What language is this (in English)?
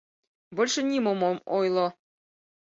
Mari